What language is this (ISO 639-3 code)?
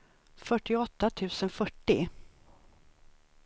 swe